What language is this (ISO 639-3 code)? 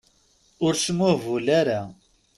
kab